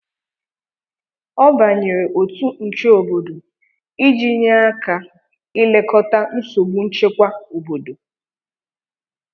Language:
Igbo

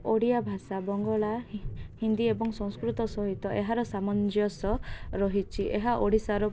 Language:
Odia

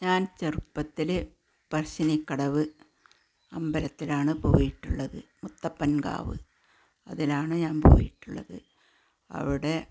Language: Malayalam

